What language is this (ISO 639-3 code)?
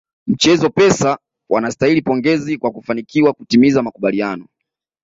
swa